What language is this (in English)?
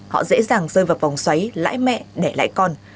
Vietnamese